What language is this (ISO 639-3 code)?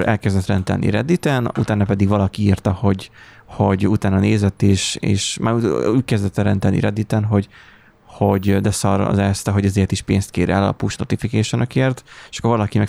hun